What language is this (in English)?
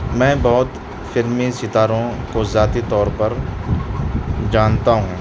Urdu